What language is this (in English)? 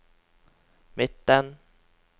Norwegian